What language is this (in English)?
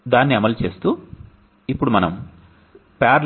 Telugu